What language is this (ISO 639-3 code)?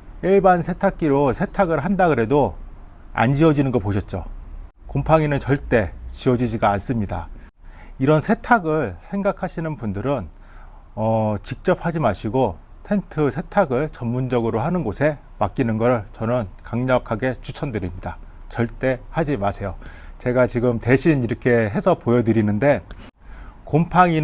kor